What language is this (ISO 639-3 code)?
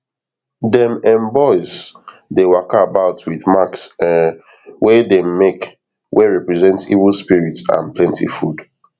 pcm